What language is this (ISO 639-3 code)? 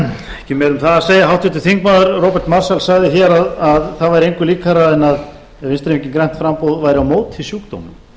isl